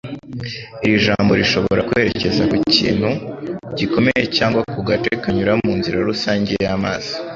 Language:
Kinyarwanda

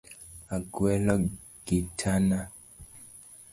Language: Luo (Kenya and Tanzania)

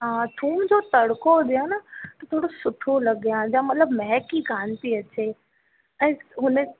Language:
Sindhi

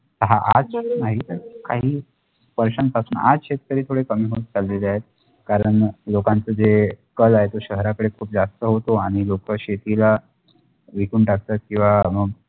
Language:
Marathi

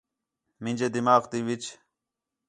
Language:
Khetrani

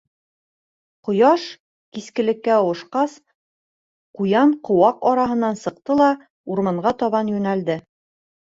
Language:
Bashkir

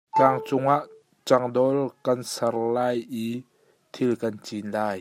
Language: Hakha Chin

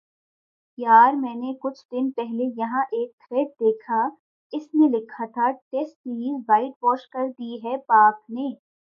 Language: Urdu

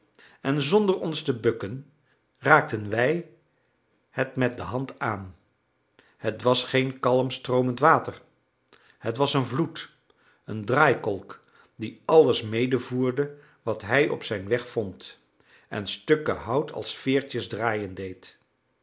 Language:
Dutch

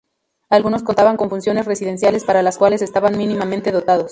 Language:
Spanish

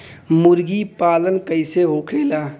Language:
Bhojpuri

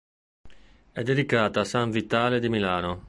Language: Italian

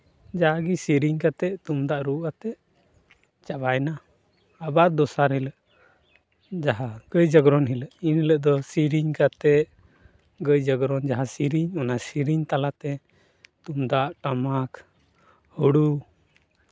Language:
Santali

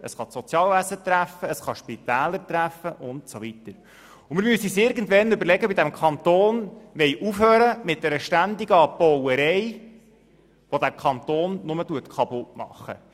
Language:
Swiss German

